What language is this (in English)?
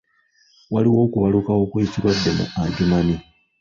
Ganda